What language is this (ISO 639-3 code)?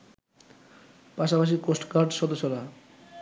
ben